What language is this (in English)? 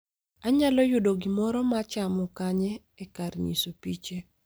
Luo (Kenya and Tanzania)